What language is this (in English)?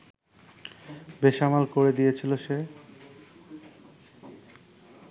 Bangla